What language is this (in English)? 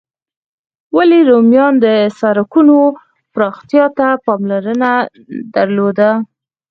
Pashto